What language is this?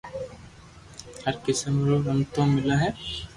Loarki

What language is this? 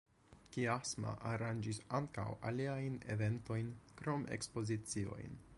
Esperanto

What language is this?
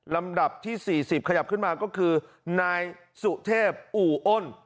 Thai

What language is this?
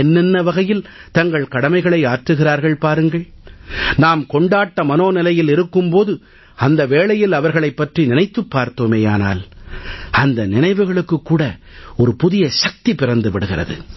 Tamil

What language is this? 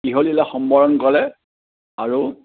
Assamese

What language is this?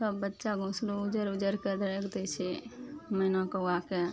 Maithili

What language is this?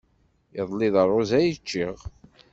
Kabyle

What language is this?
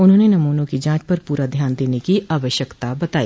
Hindi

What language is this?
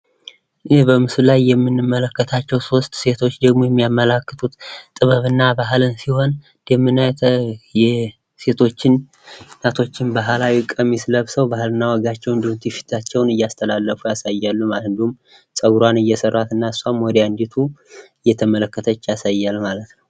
Amharic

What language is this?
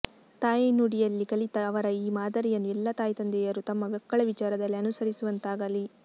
Kannada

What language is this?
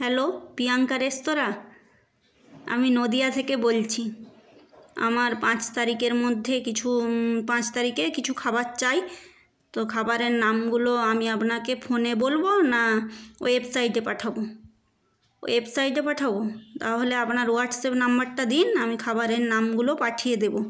Bangla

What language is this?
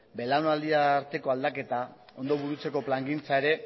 Basque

